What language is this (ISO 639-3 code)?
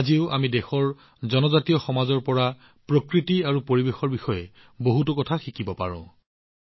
asm